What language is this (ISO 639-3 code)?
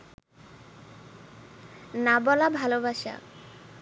ben